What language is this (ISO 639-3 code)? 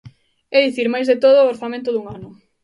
glg